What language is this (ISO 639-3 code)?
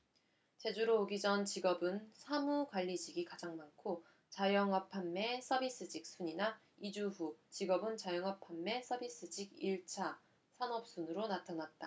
kor